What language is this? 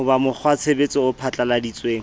Southern Sotho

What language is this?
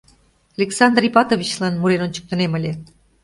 Mari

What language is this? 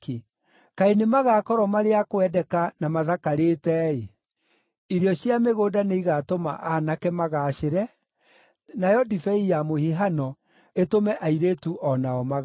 Kikuyu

